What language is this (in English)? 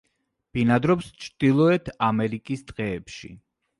Georgian